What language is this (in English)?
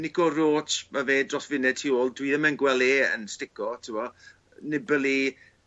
Welsh